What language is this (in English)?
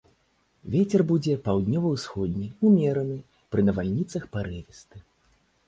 Belarusian